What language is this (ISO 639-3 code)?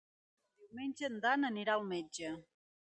cat